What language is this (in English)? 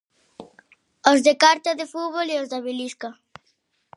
Galician